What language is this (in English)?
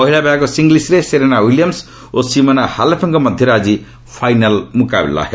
Odia